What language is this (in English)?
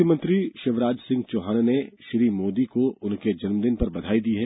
Hindi